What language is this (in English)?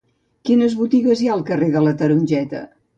Catalan